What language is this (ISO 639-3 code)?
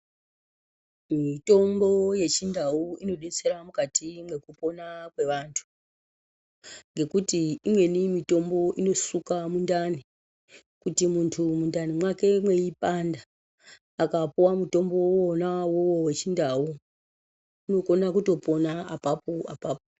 ndc